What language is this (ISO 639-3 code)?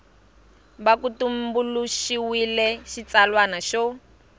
tso